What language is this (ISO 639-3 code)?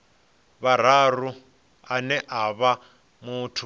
ven